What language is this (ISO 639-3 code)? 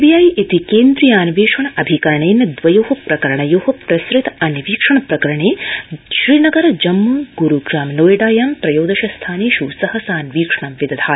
san